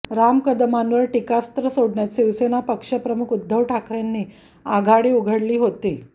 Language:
Marathi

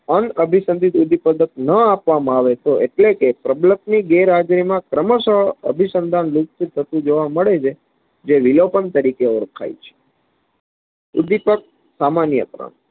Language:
Gujarati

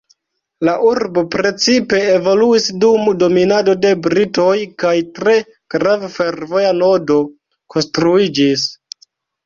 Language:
Esperanto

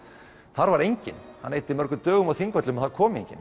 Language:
Icelandic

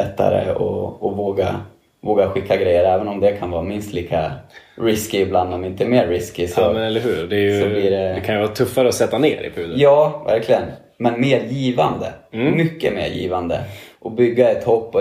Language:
Swedish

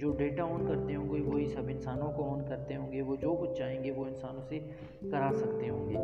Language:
Urdu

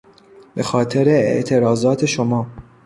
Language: Persian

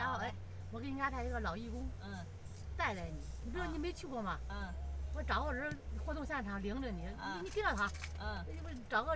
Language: Chinese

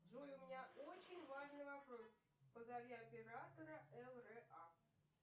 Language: Russian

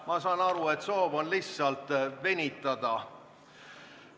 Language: Estonian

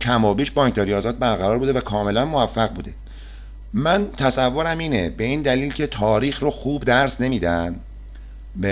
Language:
Persian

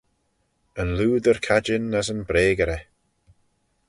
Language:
Manx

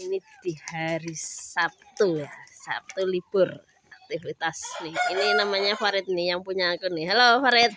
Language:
Indonesian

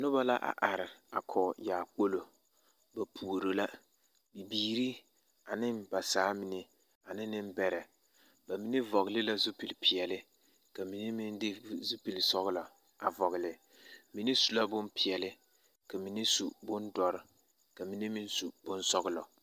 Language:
Southern Dagaare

